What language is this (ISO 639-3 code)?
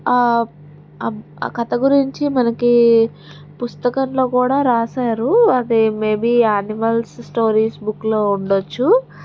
tel